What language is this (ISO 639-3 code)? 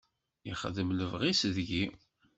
kab